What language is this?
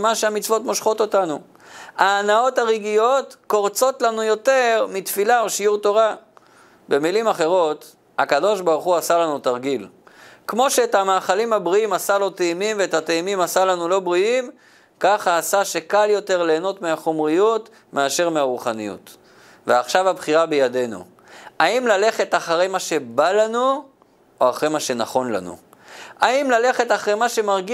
Hebrew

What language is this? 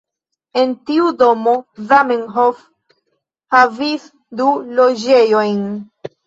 Esperanto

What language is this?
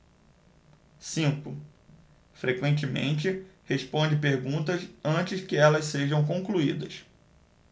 Portuguese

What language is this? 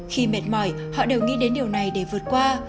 Vietnamese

